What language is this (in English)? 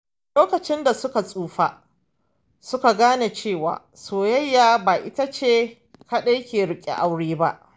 Hausa